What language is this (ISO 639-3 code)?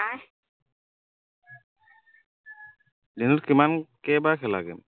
asm